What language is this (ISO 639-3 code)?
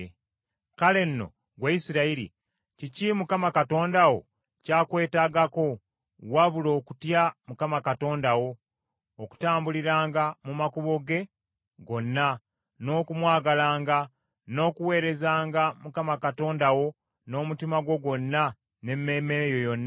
lug